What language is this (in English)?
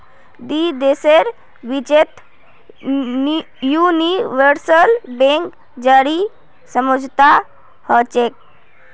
Magahi